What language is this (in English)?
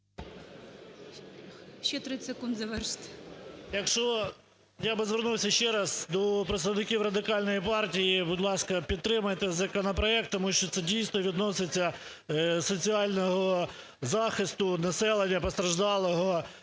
Ukrainian